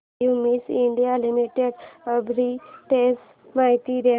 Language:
Marathi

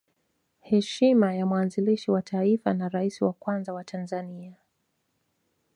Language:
Swahili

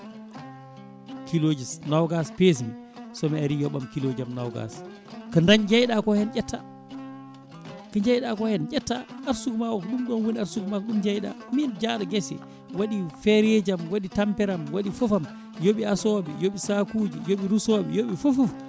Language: Fula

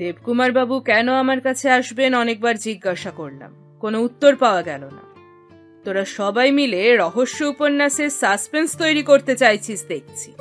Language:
Bangla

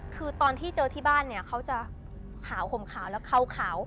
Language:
Thai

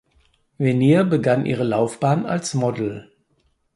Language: German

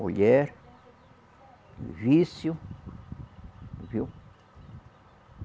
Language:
Portuguese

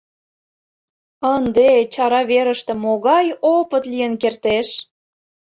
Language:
Mari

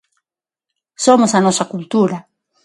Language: Galician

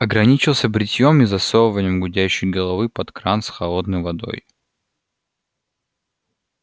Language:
Russian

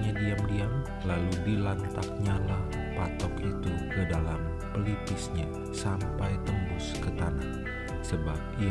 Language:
Indonesian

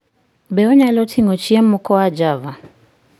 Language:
Luo (Kenya and Tanzania)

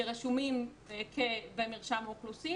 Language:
Hebrew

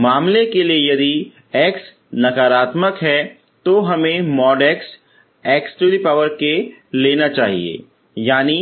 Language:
Hindi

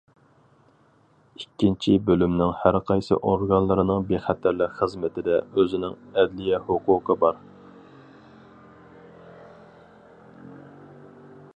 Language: Uyghur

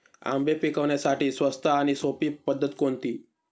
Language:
Marathi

